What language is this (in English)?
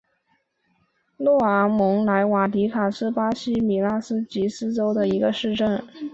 Chinese